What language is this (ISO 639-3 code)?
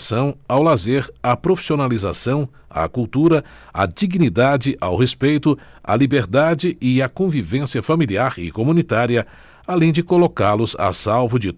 por